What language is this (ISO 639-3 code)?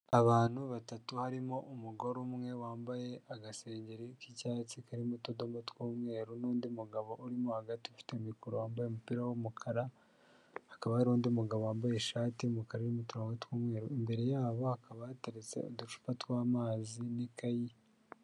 kin